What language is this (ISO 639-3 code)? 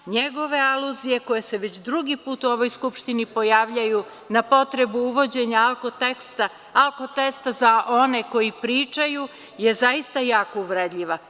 srp